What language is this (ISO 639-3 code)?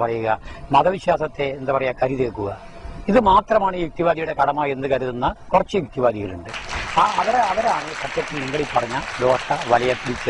mal